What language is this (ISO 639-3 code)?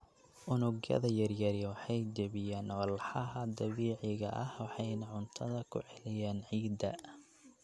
som